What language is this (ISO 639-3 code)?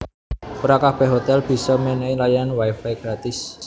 jav